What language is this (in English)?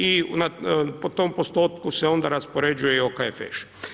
Croatian